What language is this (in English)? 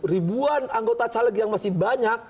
Indonesian